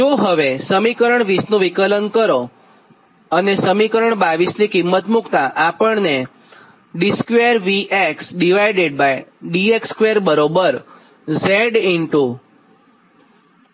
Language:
Gujarati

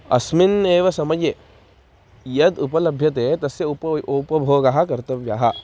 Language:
Sanskrit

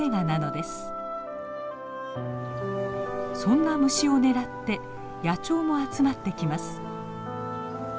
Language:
Japanese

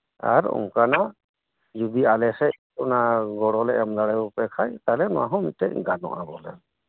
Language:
Santali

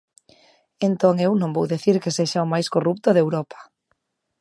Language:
Galician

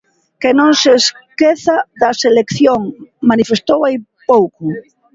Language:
Galician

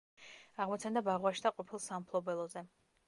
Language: Georgian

